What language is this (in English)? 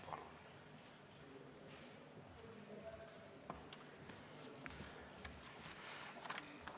Estonian